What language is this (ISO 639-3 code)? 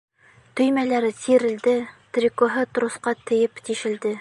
bak